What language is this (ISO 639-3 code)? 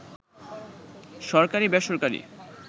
ben